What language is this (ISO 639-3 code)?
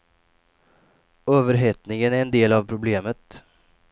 swe